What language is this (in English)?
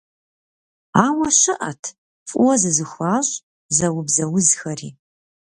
Kabardian